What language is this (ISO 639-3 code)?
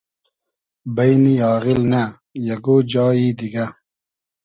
haz